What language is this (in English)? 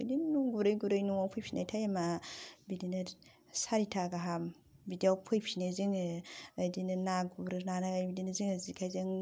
Bodo